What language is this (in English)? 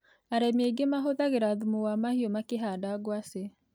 Kikuyu